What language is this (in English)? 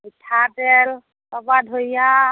Assamese